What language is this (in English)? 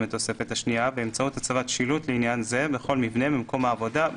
Hebrew